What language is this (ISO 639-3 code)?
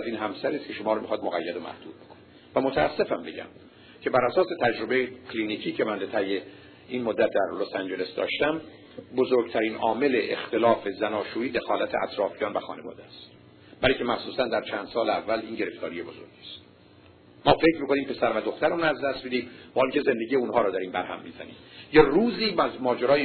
fas